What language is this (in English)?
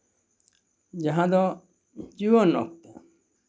Santali